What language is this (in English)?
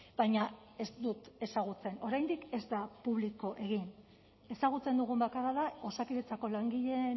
Basque